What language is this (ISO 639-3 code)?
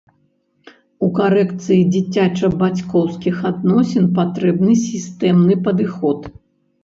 bel